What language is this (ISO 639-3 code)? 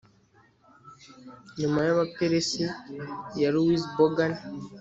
kin